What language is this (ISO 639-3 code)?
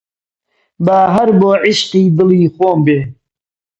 ckb